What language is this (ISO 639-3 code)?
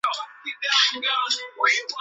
zho